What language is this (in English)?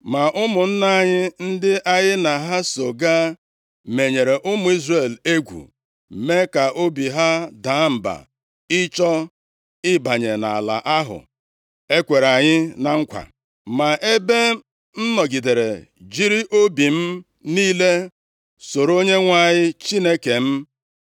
Igbo